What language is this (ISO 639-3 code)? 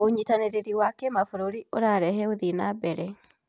kik